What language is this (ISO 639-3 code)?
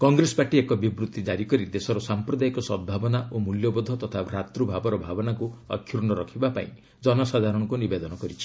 ori